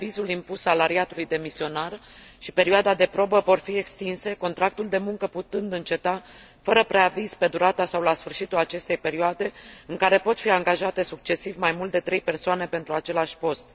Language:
Romanian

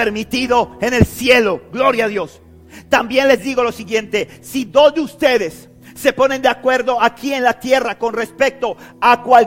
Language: Spanish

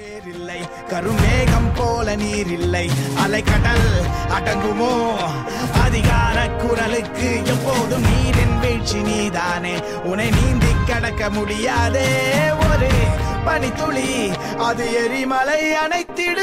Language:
Tamil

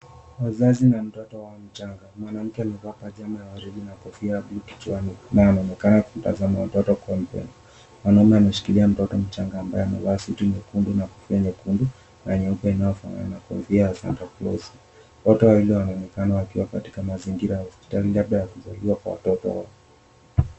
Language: Swahili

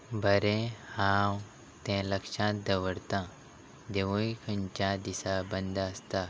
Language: Konkani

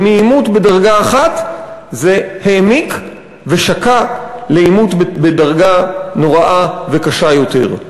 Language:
Hebrew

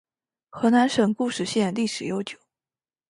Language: Chinese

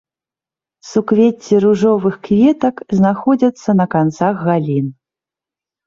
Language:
Belarusian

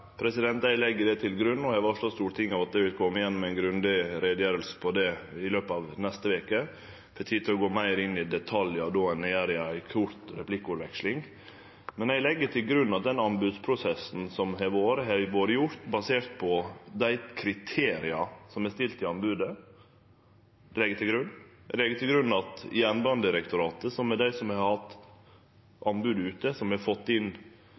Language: Norwegian Nynorsk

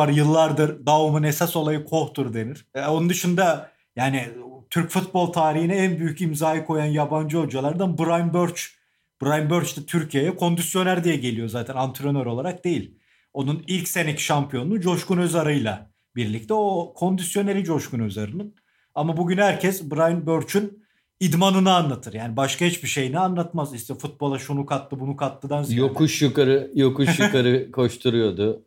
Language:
Turkish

